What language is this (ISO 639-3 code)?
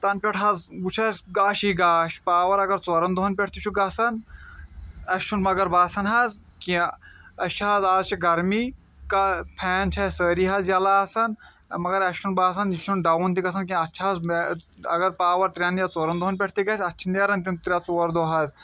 kas